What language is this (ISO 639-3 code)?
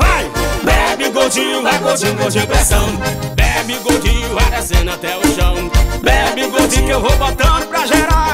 por